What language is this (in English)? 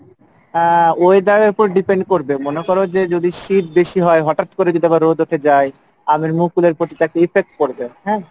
Bangla